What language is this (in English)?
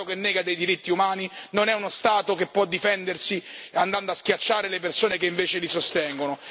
Italian